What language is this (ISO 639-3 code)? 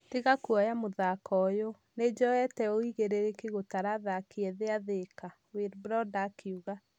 kik